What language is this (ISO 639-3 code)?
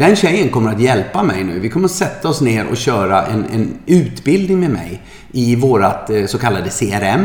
swe